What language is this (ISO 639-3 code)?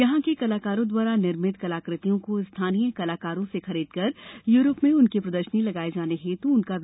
hin